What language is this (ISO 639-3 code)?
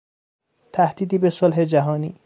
fas